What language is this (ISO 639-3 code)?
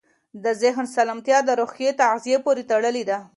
pus